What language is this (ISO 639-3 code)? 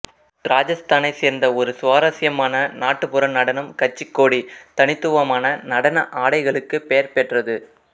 tam